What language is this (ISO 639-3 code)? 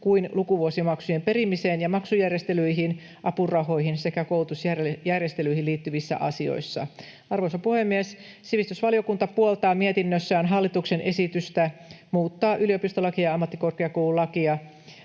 fin